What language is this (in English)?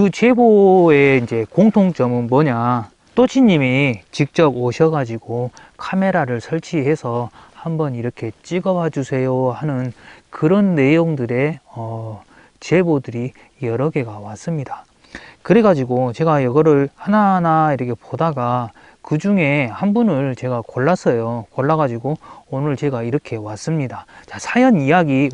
Korean